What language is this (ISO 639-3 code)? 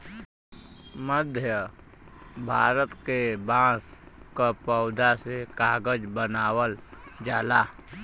bho